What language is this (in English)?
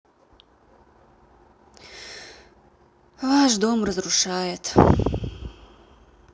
Russian